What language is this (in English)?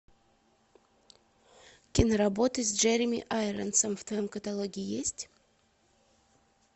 Russian